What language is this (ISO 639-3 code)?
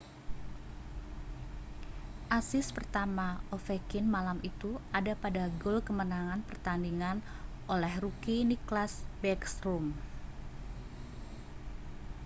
ind